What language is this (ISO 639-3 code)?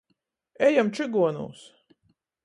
ltg